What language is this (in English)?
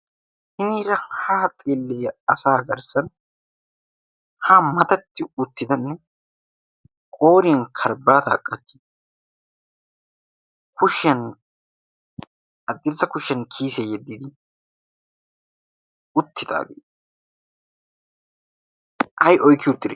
Wolaytta